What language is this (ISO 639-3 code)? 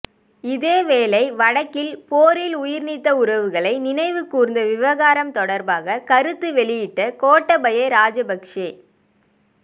tam